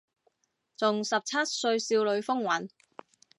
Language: Cantonese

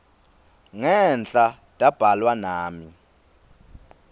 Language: Swati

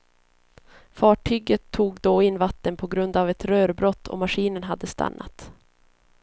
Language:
Swedish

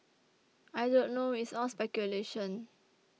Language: English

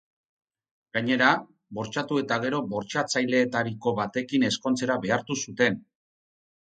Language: Basque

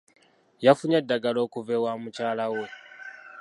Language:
Ganda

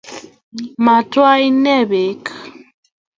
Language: Kalenjin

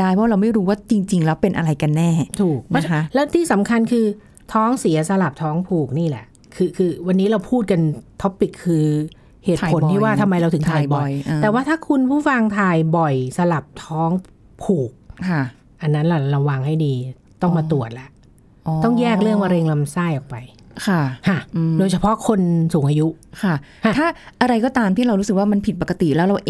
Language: Thai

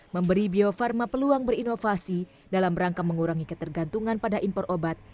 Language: Indonesian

